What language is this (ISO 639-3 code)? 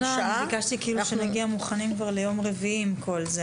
heb